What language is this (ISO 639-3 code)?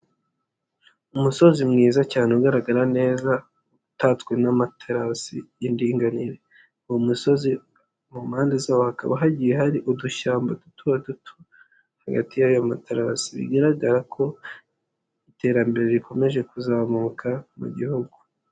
kin